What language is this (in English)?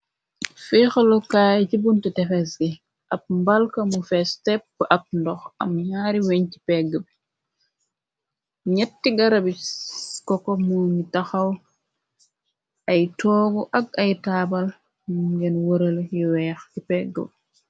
Wolof